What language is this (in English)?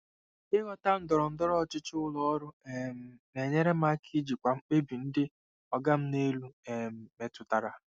Igbo